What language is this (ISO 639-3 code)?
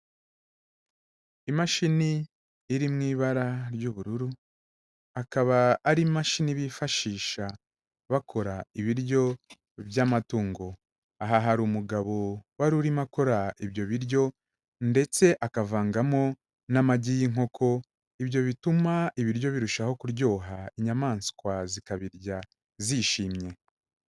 kin